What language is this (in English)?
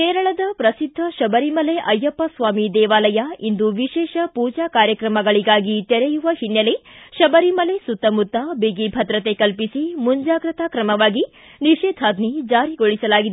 Kannada